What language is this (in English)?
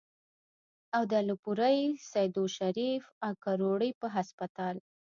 Pashto